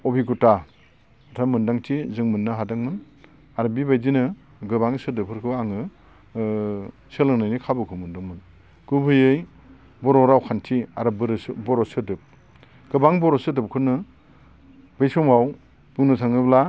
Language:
Bodo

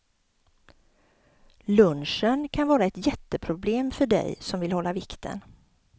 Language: Swedish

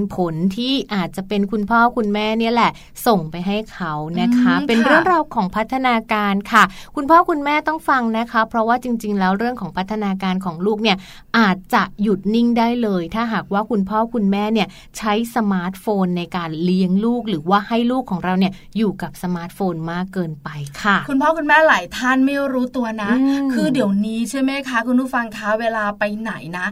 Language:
Thai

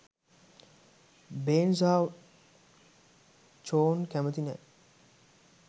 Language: Sinhala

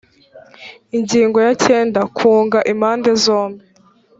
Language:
Kinyarwanda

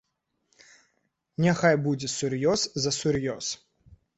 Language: Belarusian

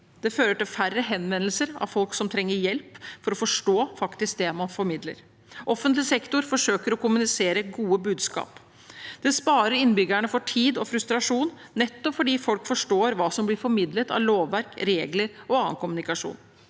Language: Norwegian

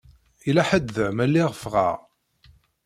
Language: Kabyle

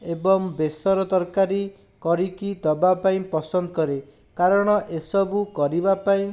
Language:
Odia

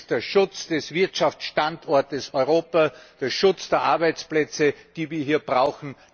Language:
German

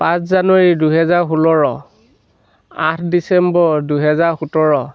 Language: Assamese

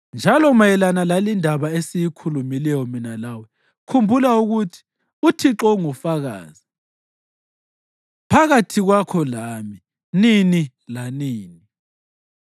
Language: North Ndebele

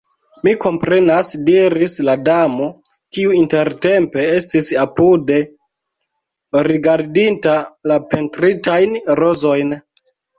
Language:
Esperanto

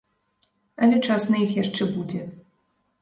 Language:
Belarusian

